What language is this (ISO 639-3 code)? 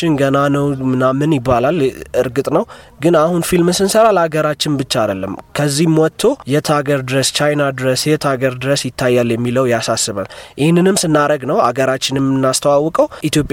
amh